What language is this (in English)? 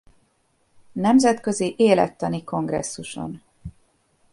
Hungarian